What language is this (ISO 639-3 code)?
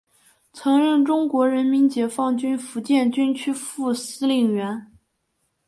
zho